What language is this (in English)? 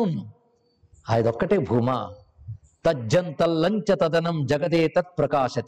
Telugu